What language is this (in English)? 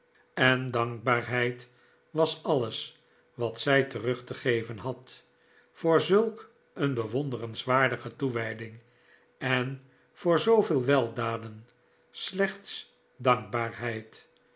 Dutch